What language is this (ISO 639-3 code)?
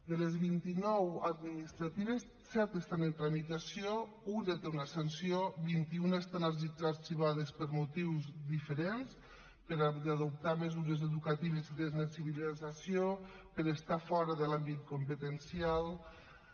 cat